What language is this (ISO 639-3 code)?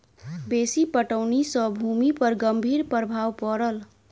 mai